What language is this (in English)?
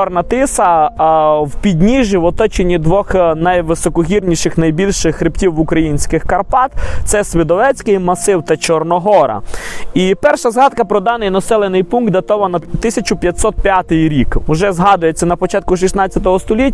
Ukrainian